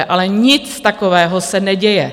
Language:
Czech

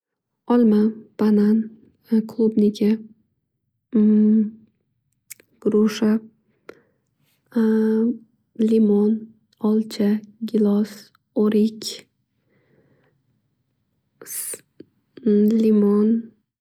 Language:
Uzbek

